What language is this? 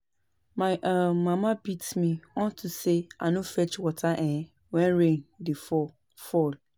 Nigerian Pidgin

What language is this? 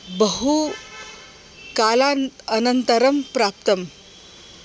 Sanskrit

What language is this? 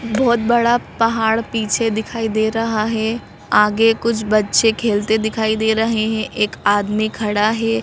Hindi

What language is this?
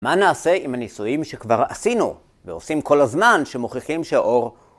Hebrew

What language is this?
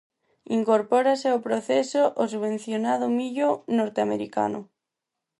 Galician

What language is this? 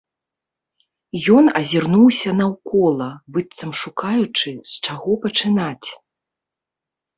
Belarusian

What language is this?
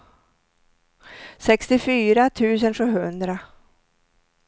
Swedish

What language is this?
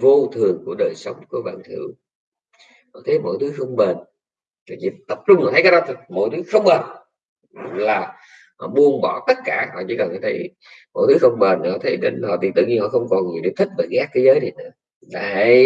Vietnamese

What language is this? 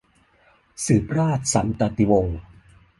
Thai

